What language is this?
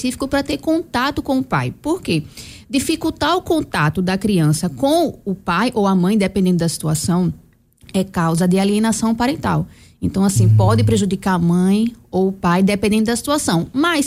Portuguese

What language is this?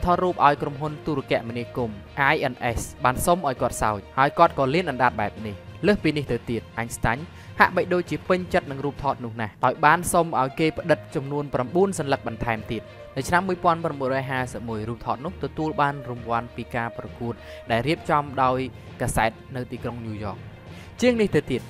Vietnamese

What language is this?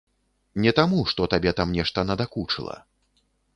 Belarusian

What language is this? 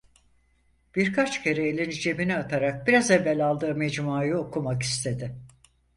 Turkish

